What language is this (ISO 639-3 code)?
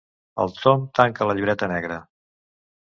cat